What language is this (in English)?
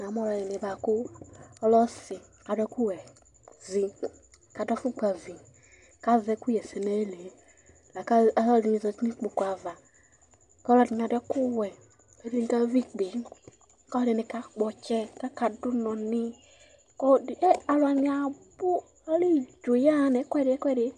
Ikposo